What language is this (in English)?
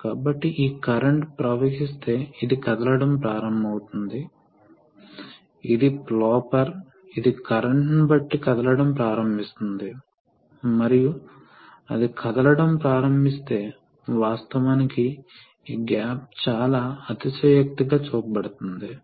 Telugu